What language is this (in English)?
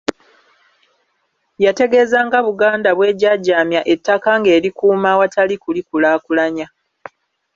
Ganda